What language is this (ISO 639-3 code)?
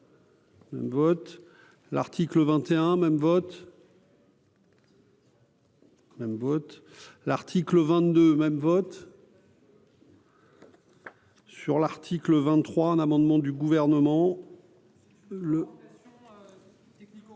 fra